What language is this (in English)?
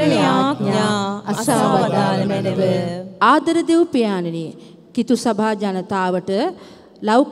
Romanian